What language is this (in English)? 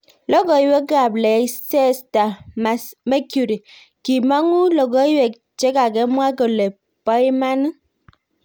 Kalenjin